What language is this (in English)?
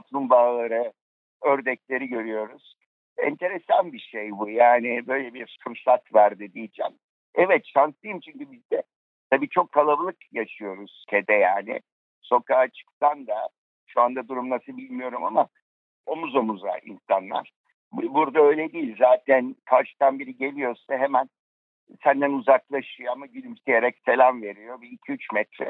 Turkish